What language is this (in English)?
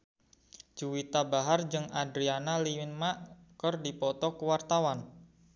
Sundanese